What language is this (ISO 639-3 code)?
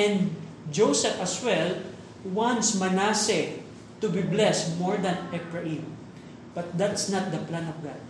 fil